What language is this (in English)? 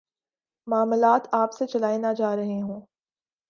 Urdu